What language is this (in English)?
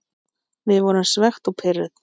Icelandic